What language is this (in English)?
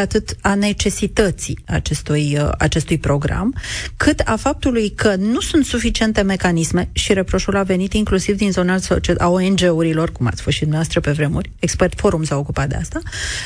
Romanian